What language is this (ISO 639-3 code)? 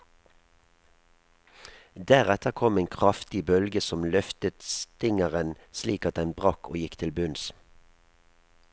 nor